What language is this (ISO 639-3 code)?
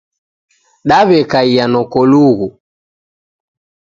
dav